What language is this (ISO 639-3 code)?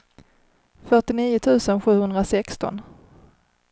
swe